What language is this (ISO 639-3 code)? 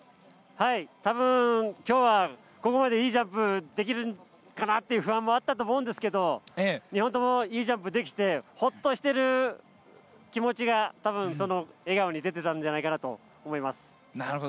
jpn